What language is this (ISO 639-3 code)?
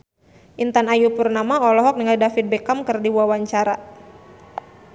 sun